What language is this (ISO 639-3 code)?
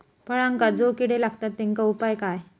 mar